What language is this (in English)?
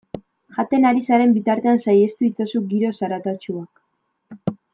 Basque